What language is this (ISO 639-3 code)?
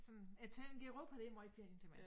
dan